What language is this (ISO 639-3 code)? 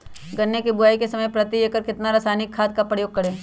mag